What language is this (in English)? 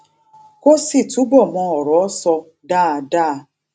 Yoruba